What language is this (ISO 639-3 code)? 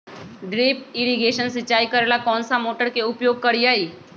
mag